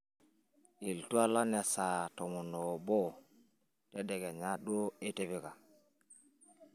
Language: Masai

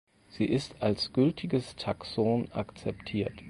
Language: German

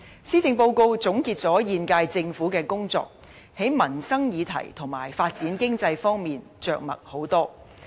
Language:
Cantonese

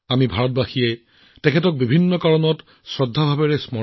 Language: Assamese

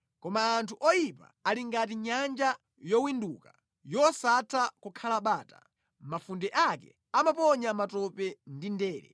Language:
Nyanja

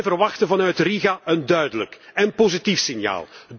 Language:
Dutch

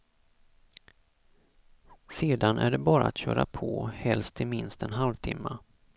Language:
Swedish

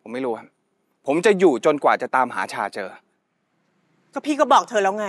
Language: Thai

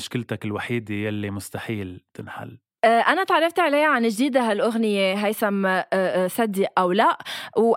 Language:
Arabic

